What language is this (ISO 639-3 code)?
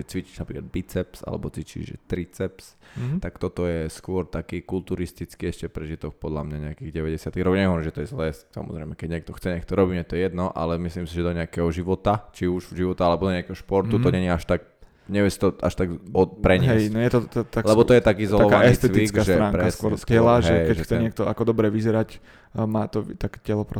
slk